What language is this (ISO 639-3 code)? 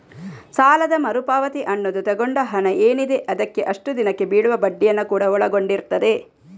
kan